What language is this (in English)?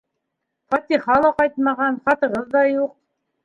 Bashkir